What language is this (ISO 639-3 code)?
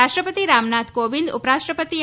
guj